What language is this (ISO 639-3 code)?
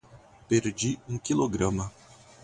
por